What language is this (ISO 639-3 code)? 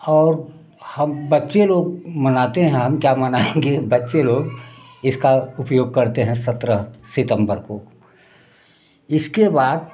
hin